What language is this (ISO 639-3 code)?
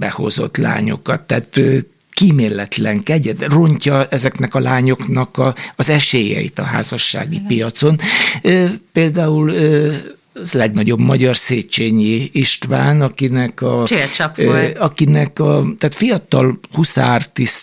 hun